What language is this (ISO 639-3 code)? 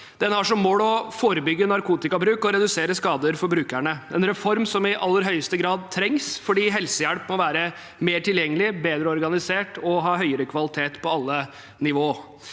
nor